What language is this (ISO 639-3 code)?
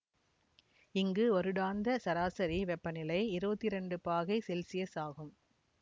tam